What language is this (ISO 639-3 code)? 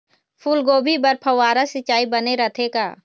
hne